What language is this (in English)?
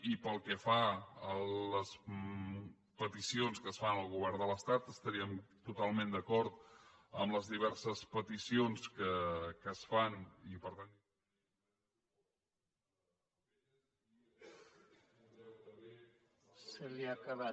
Catalan